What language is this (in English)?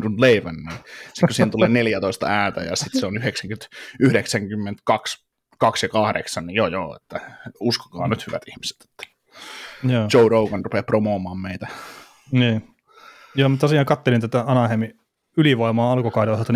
Finnish